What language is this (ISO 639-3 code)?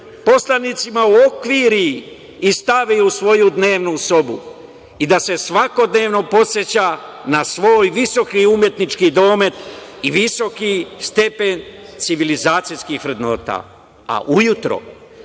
srp